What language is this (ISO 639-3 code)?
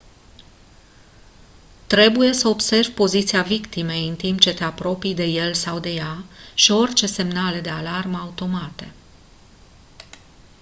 ron